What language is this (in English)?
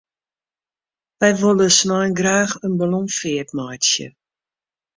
Western Frisian